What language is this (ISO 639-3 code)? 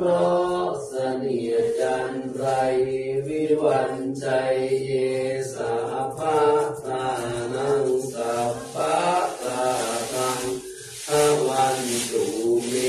tha